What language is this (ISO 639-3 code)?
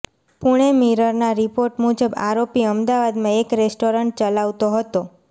guj